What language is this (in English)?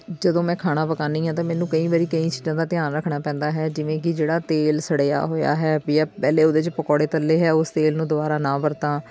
Punjabi